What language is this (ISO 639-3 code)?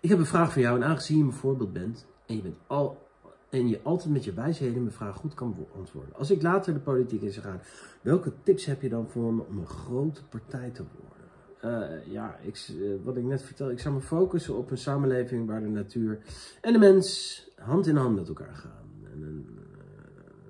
nld